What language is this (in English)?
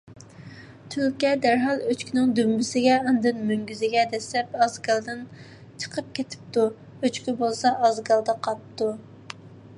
Uyghur